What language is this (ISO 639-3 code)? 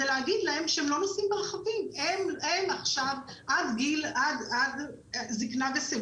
heb